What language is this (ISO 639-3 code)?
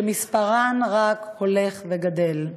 heb